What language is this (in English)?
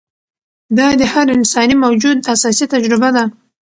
Pashto